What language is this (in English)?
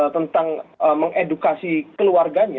Indonesian